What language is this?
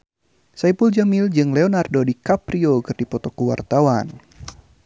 Sundanese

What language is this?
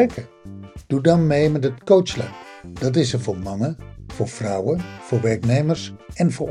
Dutch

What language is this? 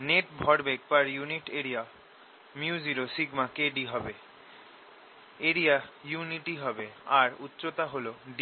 Bangla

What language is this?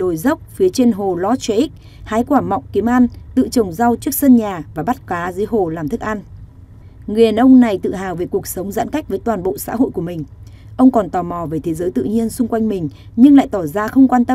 Vietnamese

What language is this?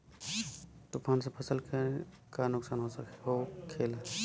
Bhojpuri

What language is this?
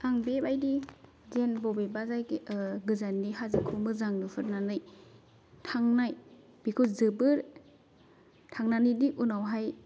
Bodo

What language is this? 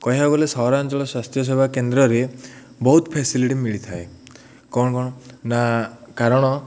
Odia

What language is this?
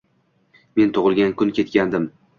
Uzbek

